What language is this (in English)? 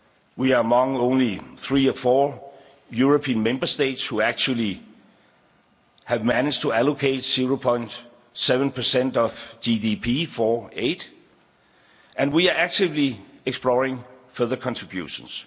English